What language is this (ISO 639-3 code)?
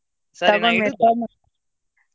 kan